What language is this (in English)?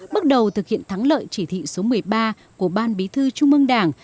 Vietnamese